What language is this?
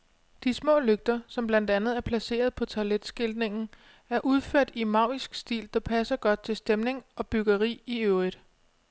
Danish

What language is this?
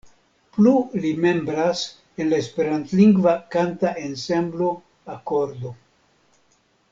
Esperanto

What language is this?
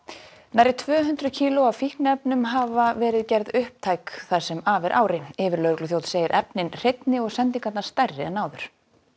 Icelandic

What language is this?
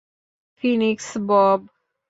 Bangla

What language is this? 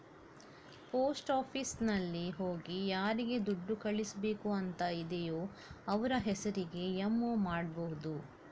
Kannada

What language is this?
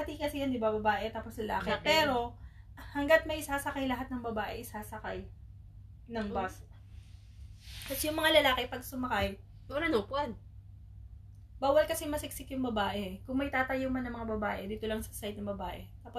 Filipino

